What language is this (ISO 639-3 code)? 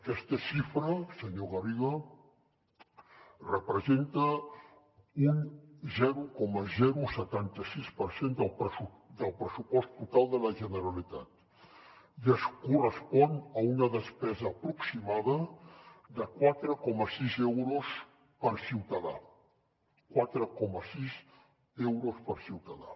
cat